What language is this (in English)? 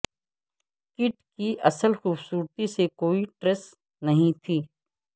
Urdu